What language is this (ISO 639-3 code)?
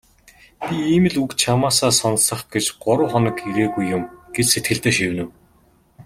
mon